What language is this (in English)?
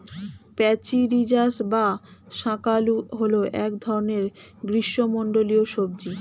Bangla